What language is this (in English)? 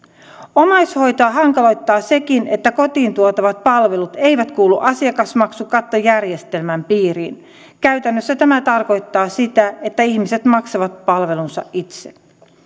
Finnish